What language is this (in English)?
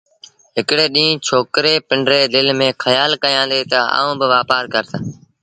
Sindhi Bhil